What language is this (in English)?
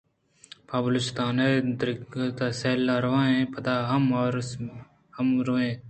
Eastern Balochi